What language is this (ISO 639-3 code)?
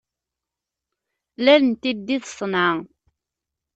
kab